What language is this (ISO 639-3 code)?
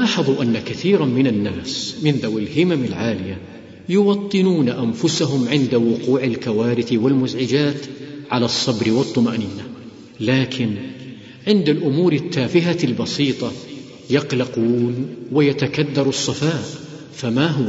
ara